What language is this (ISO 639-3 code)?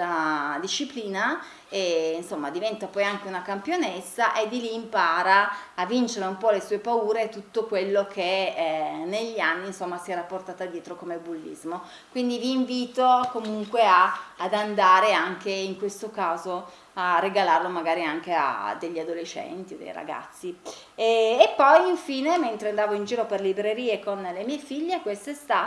ita